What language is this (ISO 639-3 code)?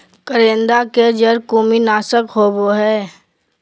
mag